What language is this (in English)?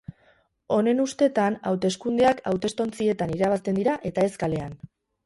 Basque